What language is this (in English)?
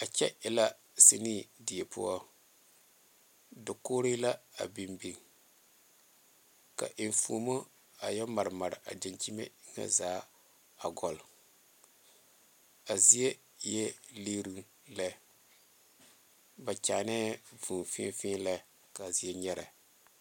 Southern Dagaare